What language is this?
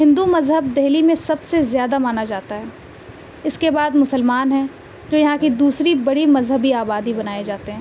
Urdu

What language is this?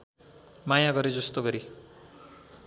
Nepali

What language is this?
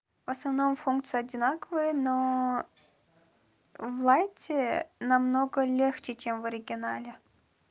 Russian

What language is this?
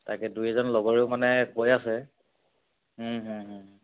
Assamese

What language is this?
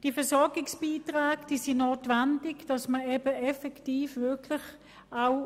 Swiss German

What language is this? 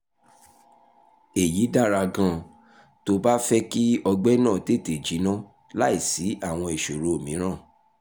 Yoruba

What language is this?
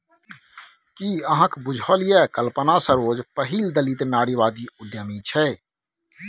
Maithili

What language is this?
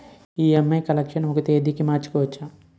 Telugu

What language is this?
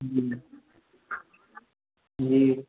Maithili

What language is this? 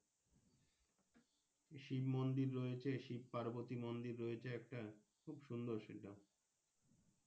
Bangla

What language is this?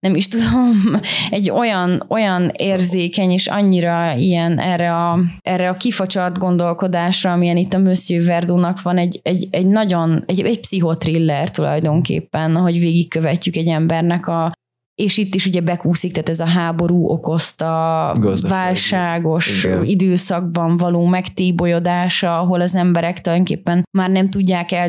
Hungarian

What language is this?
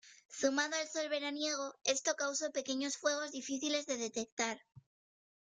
Spanish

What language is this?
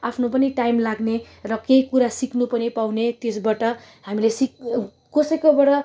Nepali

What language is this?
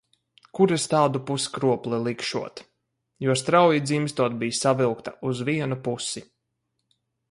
Latvian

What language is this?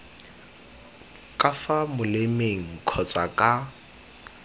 Tswana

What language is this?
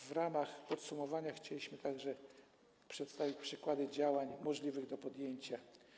Polish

